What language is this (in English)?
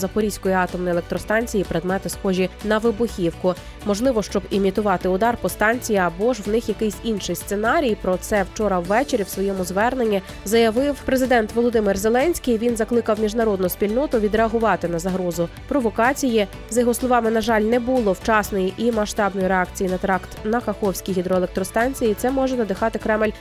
Ukrainian